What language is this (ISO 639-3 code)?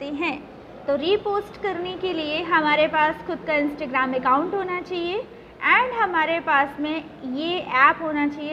hin